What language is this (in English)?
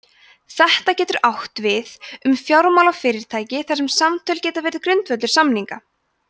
Icelandic